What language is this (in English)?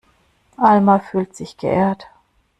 German